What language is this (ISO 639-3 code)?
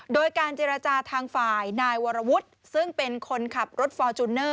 tha